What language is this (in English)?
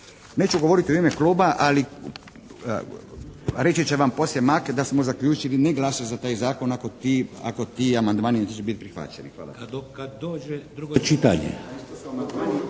Croatian